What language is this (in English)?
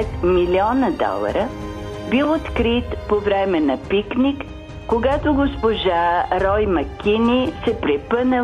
Bulgarian